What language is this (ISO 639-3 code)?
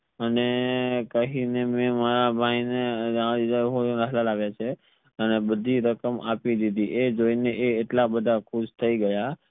guj